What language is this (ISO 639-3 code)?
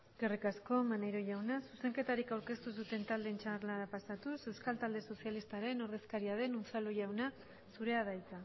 eus